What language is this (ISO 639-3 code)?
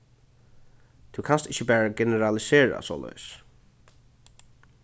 fao